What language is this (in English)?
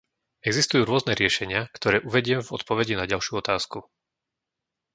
Slovak